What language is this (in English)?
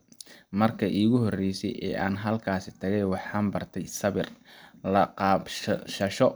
Somali